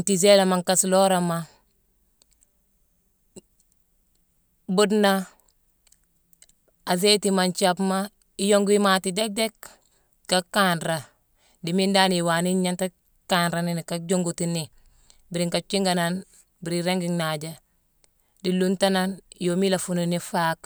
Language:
Mansoanka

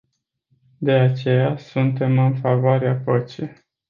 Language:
Romanian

